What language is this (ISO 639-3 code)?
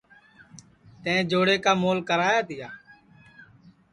ssi